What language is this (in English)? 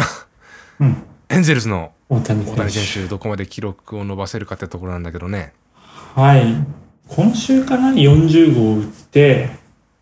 Japanese